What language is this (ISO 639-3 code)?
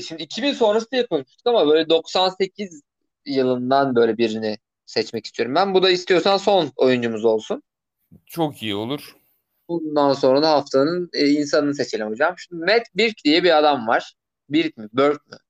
tur